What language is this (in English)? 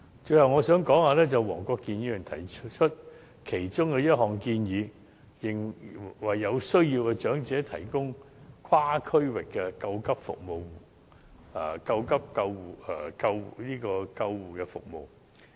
Cantonese